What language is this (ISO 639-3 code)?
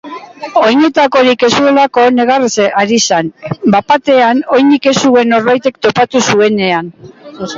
eus